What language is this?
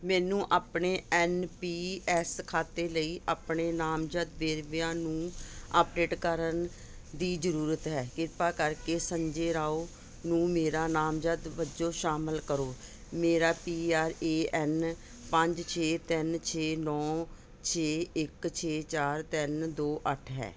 Punjabi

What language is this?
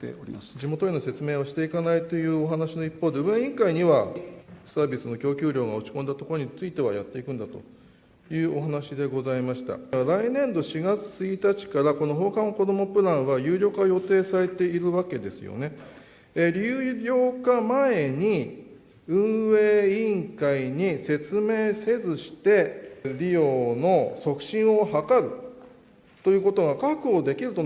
Japanese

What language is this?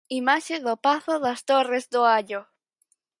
Galician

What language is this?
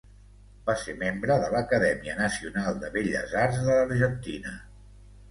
Catalan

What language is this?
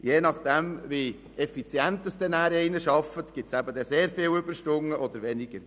Swiss German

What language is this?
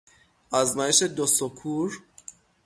Persian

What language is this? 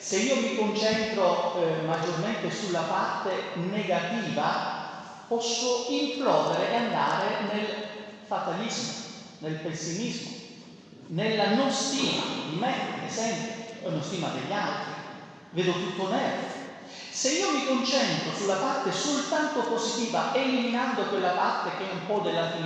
Italian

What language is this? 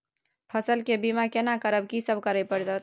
Maithili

